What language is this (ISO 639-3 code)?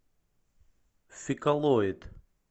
rus